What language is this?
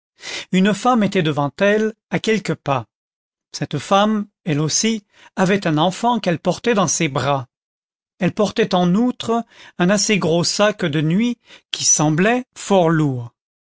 French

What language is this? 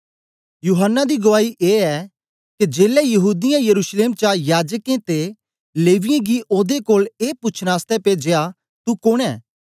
Dogri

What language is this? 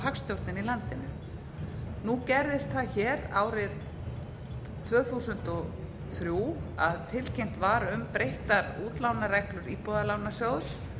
Icelandic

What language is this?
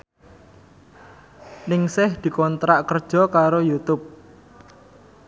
Javanese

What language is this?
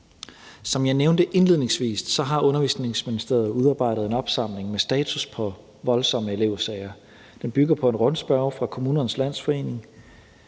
Danish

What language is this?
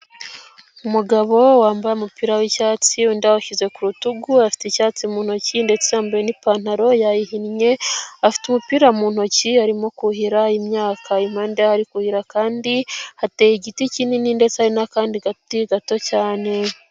Kinyarwanda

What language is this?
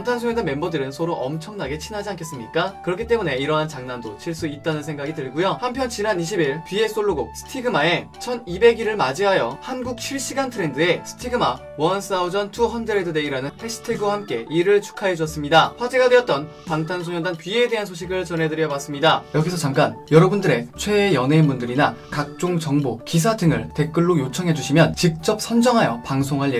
Korean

